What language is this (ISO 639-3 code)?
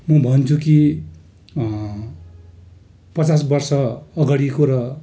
nep